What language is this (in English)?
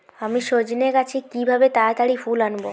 Bangla